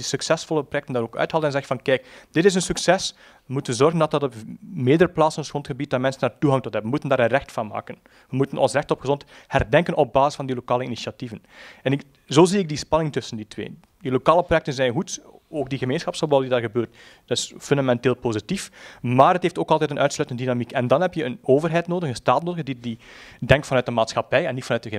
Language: Dutch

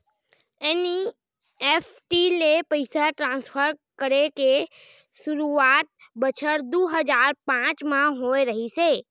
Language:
Chhattisgarhi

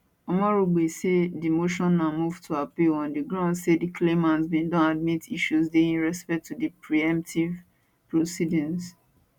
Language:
Nigerian Pidgin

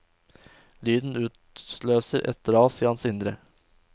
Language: Norwegian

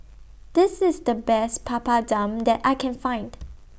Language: English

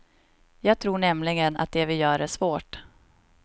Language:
Swedish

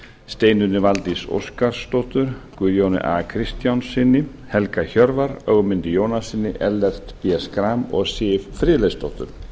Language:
Icelandic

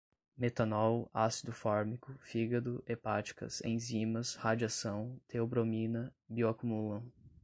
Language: Portuguese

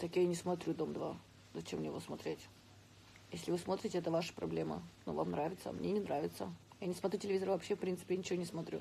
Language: Russian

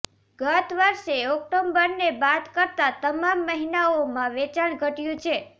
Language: Gujarati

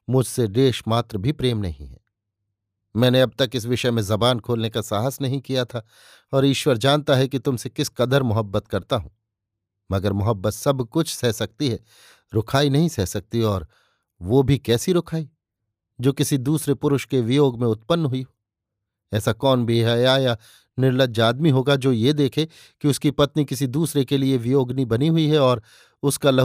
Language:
Hindi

